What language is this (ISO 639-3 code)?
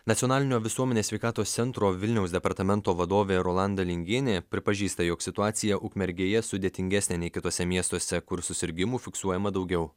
lit